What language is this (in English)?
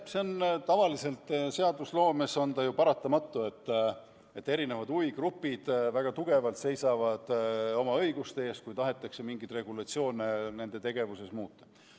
Estonian